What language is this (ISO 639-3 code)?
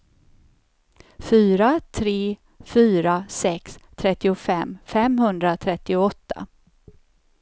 swe